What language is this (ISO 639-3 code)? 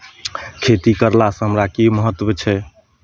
mai